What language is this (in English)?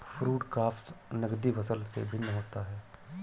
Hindi